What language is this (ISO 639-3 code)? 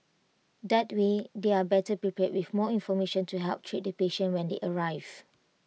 eng